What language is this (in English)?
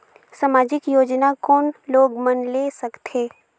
Chhattisgarhi